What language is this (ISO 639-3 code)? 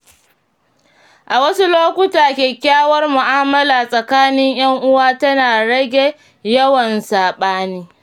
hau